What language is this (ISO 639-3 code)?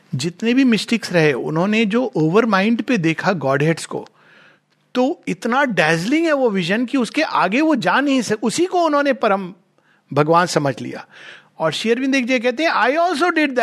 hin